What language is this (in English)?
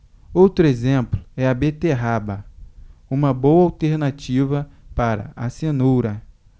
Portuguese